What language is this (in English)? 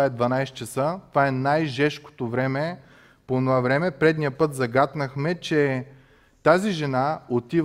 Bulgarian